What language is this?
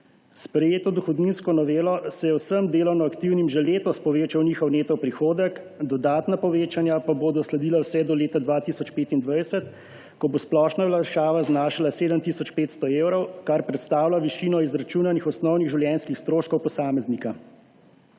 Slovenian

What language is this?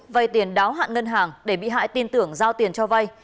Vietnamese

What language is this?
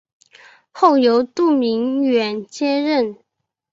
Chinese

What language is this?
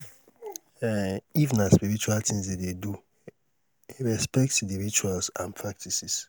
Nigerian Pidgin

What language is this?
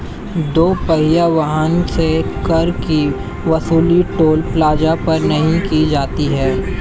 Hindi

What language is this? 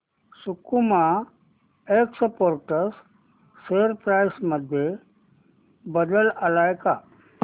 Marathi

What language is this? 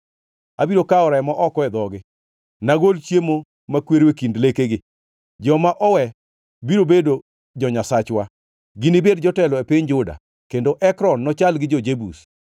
Luo (Kenya and Tanzania)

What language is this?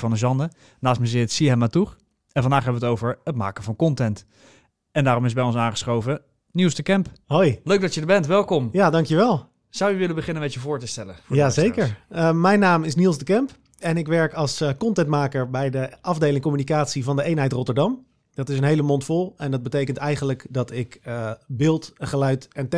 Dutch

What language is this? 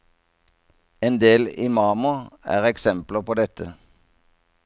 Norwegian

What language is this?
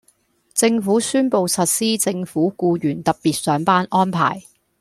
Cantonese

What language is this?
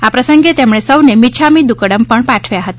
Gujarati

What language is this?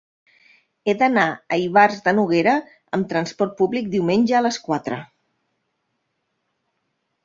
Catalan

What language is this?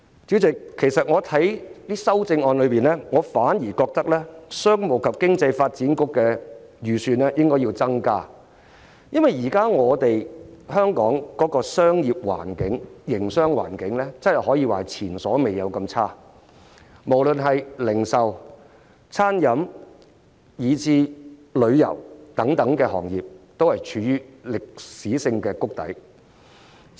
Cantonese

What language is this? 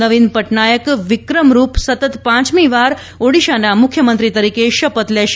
Gujarati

